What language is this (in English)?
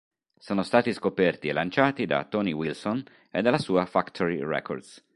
Italian